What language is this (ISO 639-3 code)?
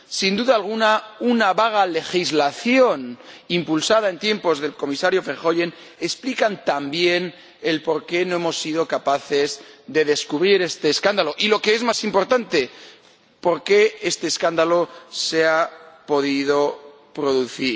spa